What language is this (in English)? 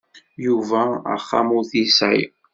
Kabyle